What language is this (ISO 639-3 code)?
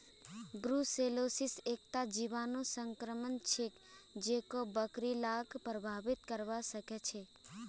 mag